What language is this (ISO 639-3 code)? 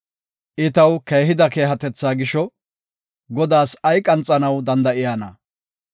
gof